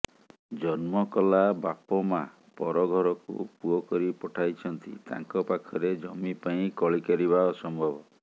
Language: Odia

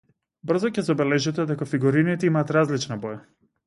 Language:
Macedonian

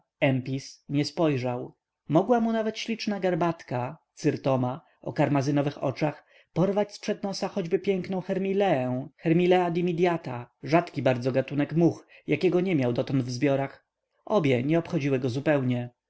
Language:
Polish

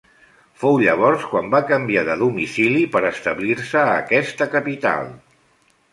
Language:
Catalan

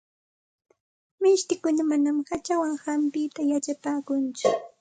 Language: Santa Ana de Tusi Pasco Quechua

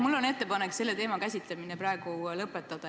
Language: Estonian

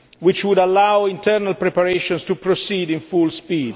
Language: English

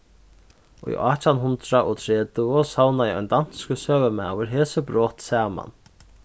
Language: Faroese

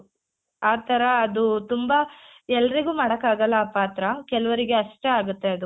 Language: Kannada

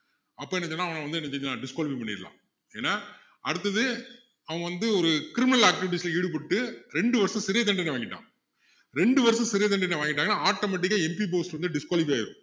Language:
Tamil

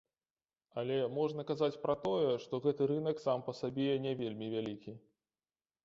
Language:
Belarusian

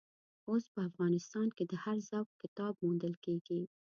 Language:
Pashto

